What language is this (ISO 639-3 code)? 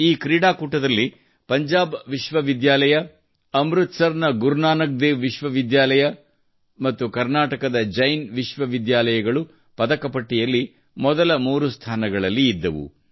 kan